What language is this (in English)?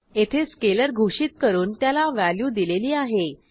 Marathi